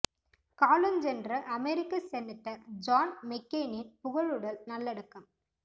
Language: Tamil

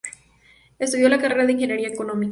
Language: Spanish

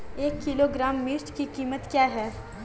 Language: Hindi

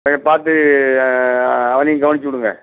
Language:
Tamil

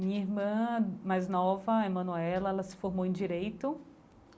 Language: Portuguese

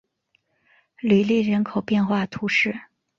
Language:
Chinese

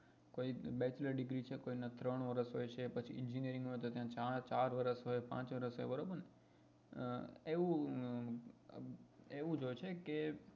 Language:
Gujarati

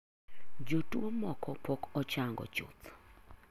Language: Luo (Kenya and Tanzania)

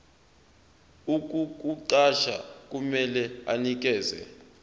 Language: Zulu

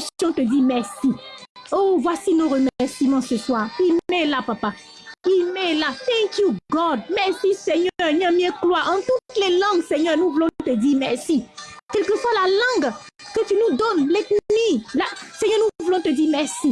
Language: French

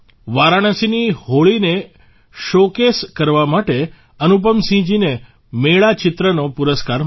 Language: Gujarati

